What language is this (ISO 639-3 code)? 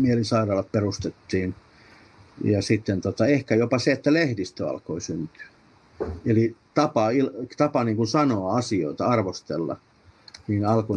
fin